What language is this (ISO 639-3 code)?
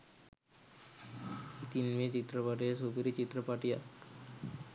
sin